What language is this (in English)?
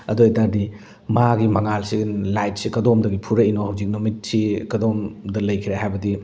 Manipuri